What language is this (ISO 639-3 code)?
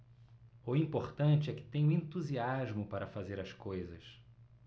por